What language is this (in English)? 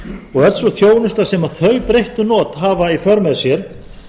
Icelandic